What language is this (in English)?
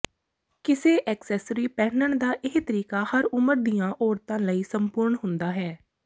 Punjabi